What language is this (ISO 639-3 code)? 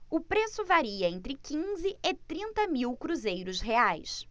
por